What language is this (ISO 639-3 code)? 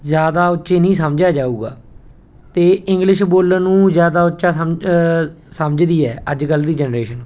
pan